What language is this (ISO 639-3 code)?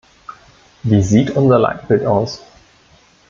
deu